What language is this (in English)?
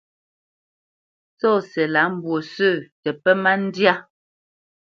Bamenyam